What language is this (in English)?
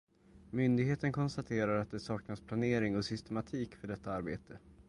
Swedish